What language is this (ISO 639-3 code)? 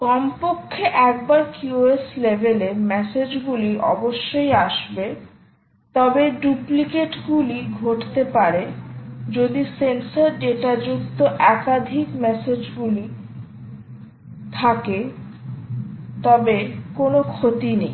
ben